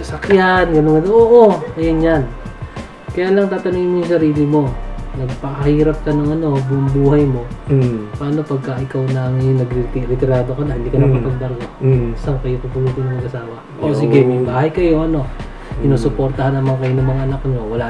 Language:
Filipino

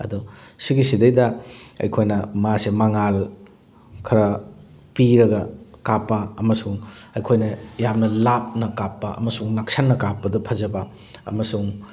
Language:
Manipuri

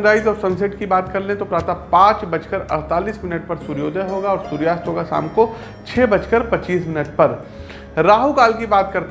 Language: Hindi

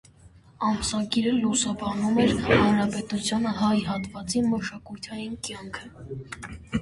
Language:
Armenian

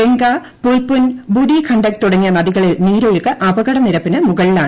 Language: Malayalam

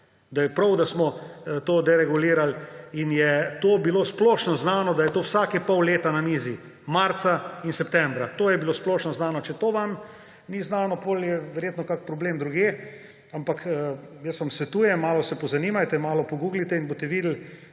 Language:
Slovenian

